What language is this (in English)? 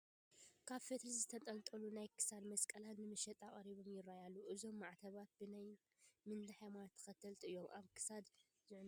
Tigrinya